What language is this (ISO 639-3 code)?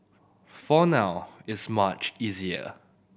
eng